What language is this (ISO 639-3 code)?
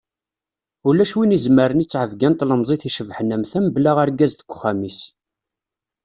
kab